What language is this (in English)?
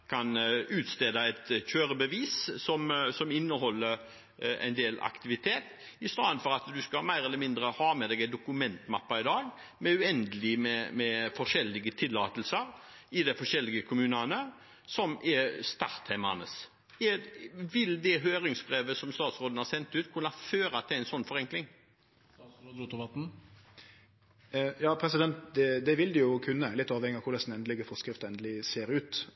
Norwegian